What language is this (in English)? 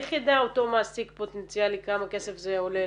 Hebrew